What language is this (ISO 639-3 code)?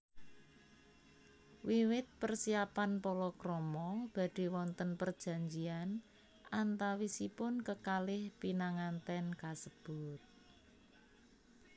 jav